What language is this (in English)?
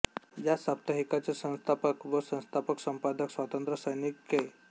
Marathi